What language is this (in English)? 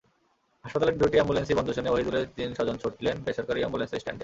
Bangla